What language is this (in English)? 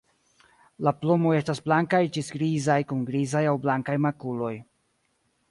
Esperanto